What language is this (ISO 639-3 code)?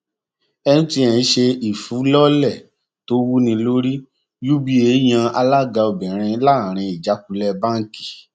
yor